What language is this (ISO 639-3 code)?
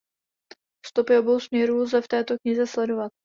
ces